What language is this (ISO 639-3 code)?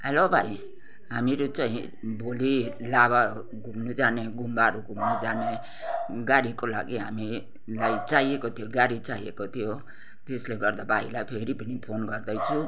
nep